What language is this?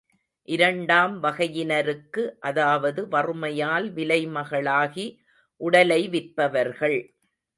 Tamil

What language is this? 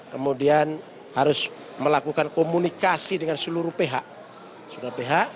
Indonesian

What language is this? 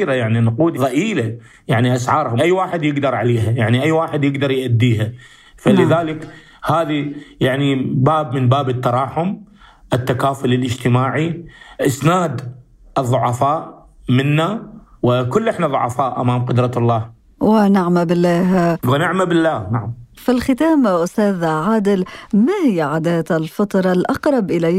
Arabic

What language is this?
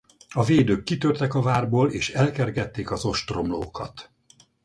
Hungarian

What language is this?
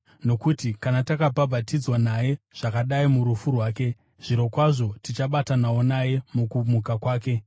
Shona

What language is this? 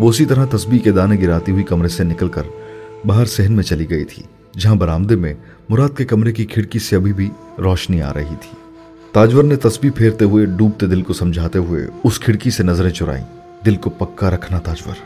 Urdu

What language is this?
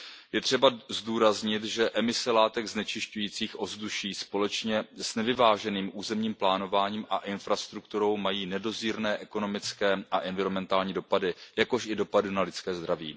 Czech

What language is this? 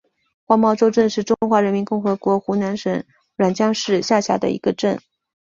Chinese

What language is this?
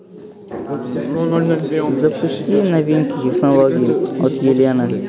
Russian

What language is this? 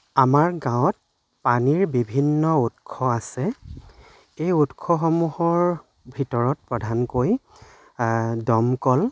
Assamese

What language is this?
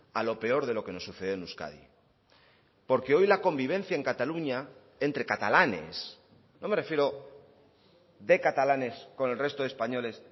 Spanish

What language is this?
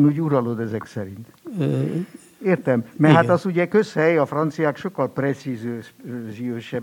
Hungarian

